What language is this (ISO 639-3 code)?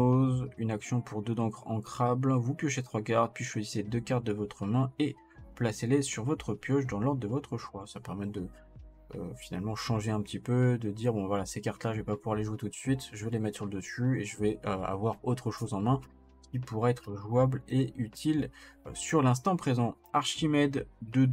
fra